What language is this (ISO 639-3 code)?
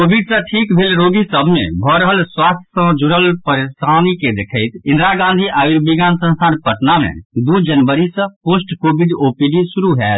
mai